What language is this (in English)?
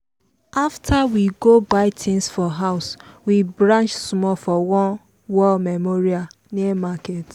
Nigerian Pidgin